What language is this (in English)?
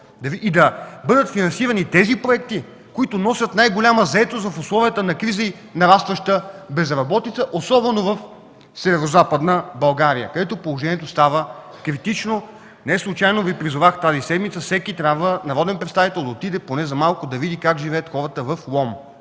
Bulgarian